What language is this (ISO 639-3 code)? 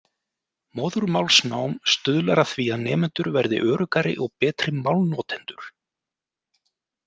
isl